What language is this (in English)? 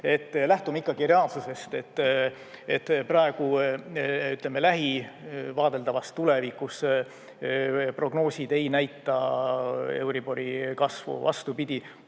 Estonian